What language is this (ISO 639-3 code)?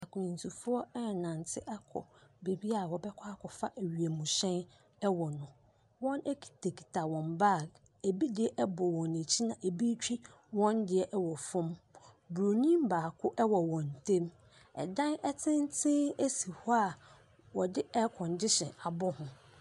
aka